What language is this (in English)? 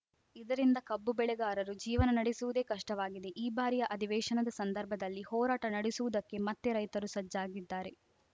Kannada